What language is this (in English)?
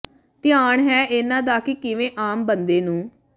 Punjabi